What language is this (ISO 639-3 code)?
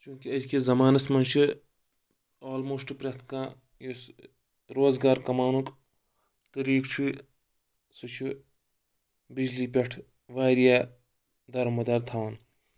kas